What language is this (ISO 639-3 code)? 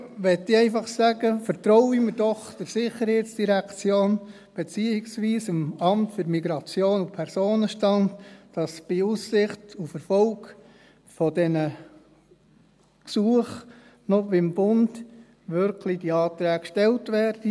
gsw